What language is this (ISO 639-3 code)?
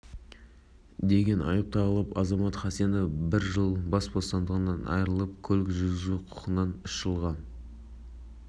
kaz